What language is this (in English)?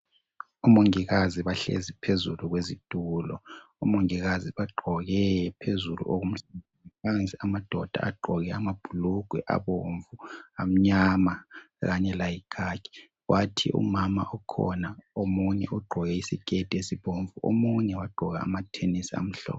North Ndebele